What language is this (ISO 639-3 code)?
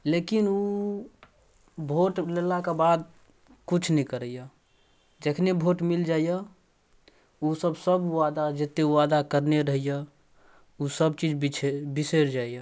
mai